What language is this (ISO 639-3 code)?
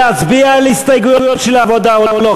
heb